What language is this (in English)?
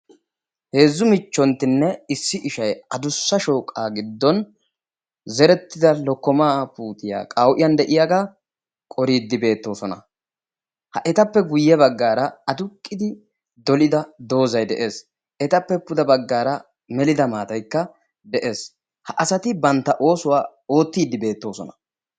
Wolaytta